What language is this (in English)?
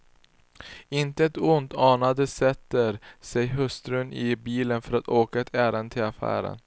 Swedish